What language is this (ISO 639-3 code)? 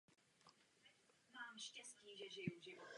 ces